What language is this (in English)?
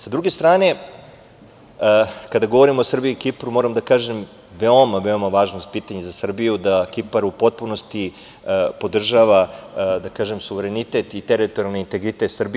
Serbian